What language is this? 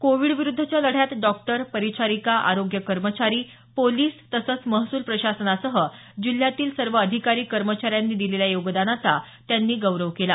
Marathi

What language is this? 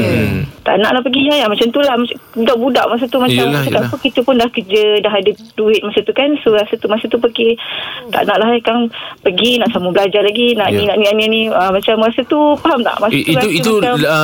Malay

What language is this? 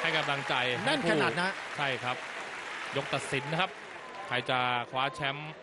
Thai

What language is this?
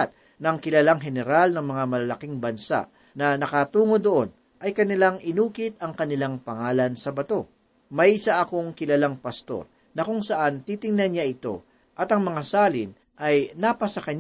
Filipino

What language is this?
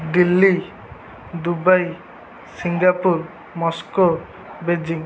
Odia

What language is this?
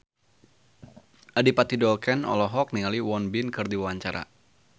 Sundanese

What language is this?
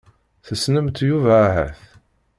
Kabyle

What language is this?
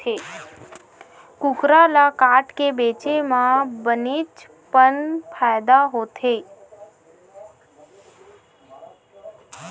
Chhattisgarhi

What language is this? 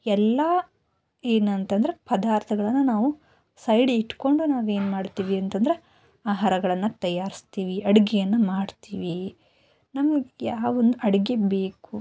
Kannada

